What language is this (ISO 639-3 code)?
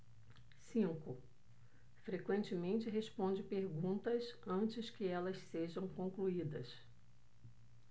por